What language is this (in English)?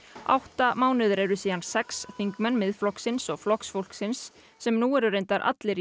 Icelandic